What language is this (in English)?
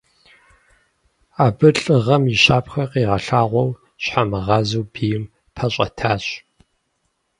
Kabardian